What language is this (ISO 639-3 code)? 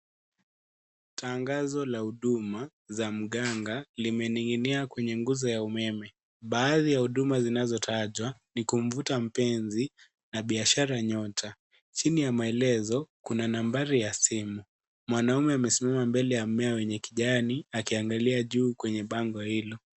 swa